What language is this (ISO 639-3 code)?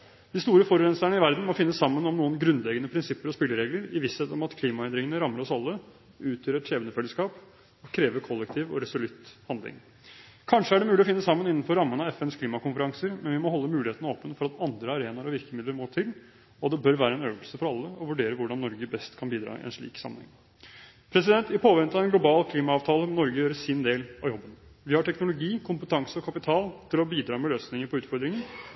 nob